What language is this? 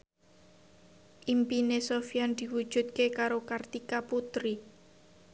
Javanese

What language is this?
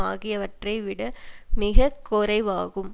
Tamil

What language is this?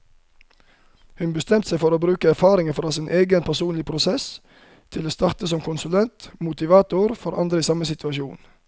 Norwegian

